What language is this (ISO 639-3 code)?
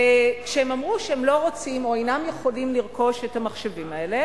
heb